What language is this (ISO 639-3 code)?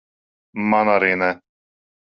lav